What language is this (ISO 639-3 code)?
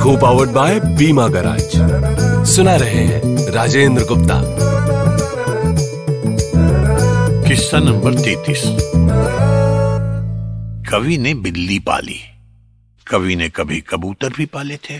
hin